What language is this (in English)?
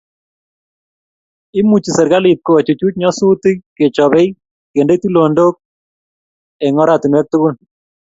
Kalenjin